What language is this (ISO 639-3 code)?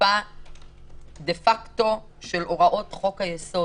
heb